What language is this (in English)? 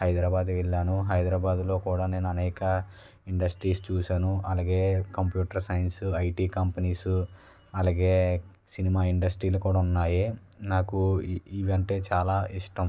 Telugu